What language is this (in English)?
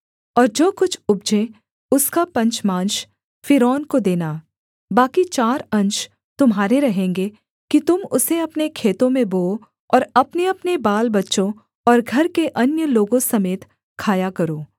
Hindi